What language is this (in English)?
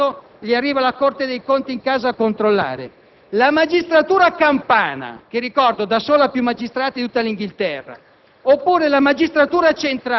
Italian